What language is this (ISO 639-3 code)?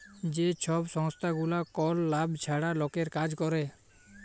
ben